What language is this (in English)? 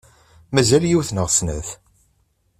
Kabyle